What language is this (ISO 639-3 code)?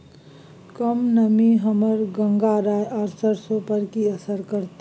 mai